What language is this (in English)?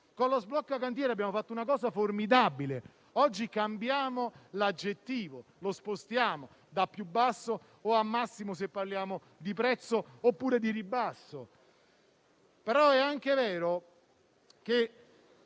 Italian